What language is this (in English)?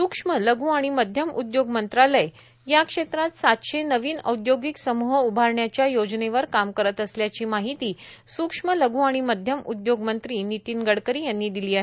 Marathi